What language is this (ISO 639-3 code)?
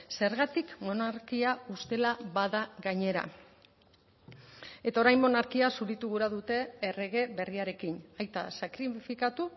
eus